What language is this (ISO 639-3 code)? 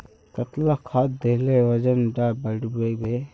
mag